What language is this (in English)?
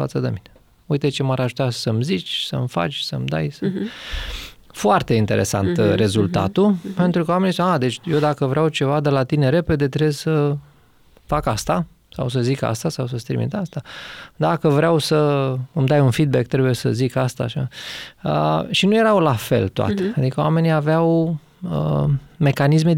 Romanian